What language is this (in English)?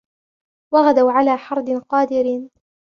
Arabic